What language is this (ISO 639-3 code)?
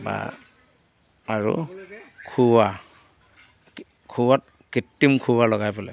asm